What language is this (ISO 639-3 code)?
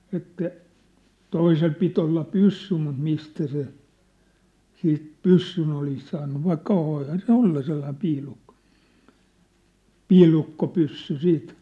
fin